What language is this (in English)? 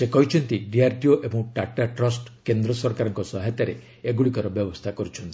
Odia